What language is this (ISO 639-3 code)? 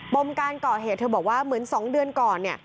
tha